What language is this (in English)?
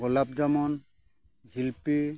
Santali